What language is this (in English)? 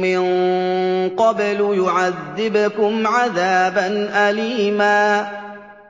Arabic